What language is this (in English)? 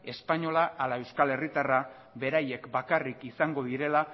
Basque